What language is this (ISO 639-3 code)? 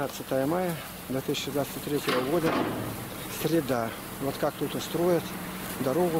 rus